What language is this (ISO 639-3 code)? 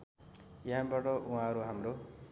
nep